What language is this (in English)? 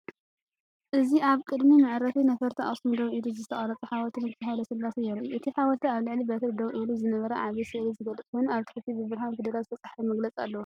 Tigrinya